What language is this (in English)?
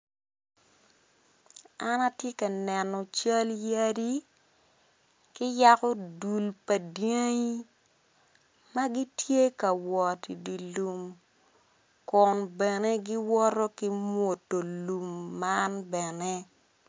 Acoli